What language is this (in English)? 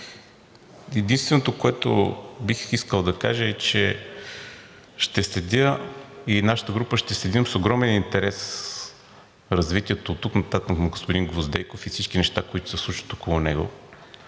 Bulgarian